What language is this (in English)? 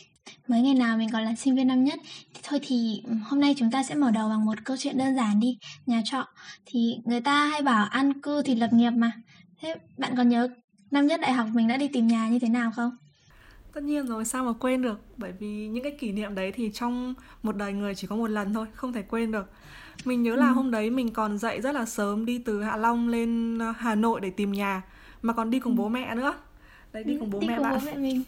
Vietnamese